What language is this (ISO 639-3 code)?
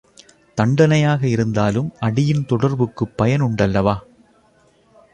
tam